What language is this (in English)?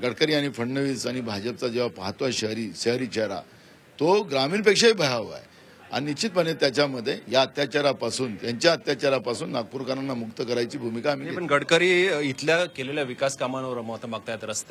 Hindi